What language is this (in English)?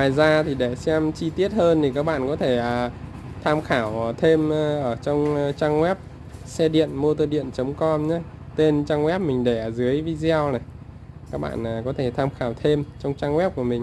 Vietnamese